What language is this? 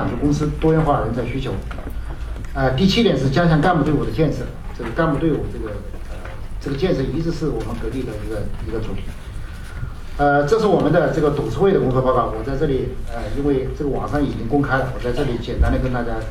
Chinese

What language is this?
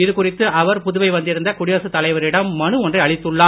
Tamil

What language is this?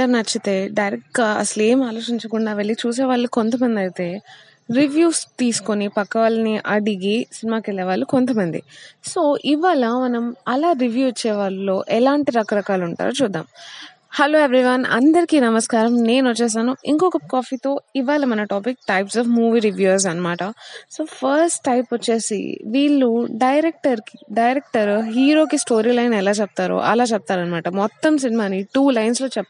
Telugu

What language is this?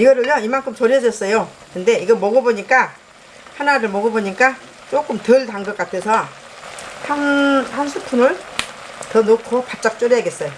Korean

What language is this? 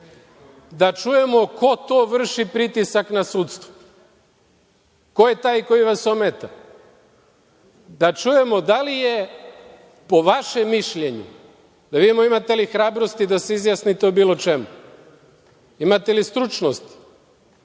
Serbian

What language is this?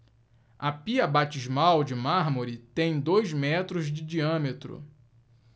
Portuguese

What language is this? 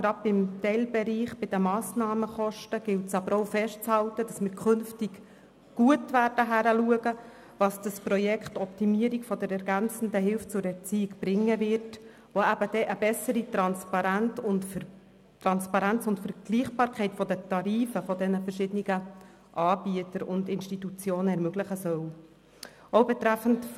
Swiss German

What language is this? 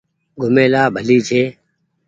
Goaria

